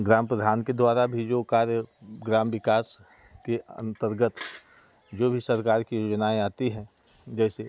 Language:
Hindi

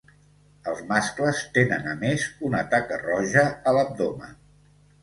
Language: Catalan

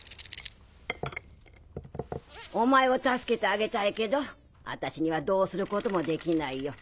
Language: Japanese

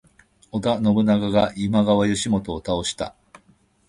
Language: Japanese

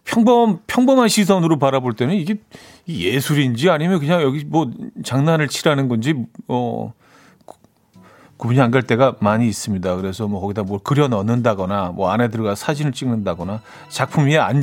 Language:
Korean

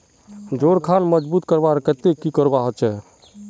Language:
Magahi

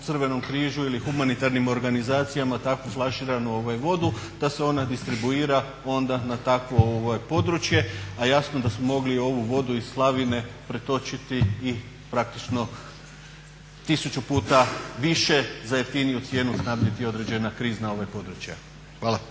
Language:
Croatian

